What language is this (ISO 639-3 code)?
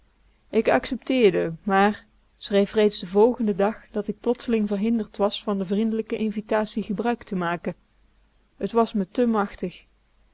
nld